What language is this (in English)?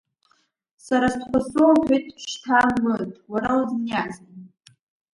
Abkhazian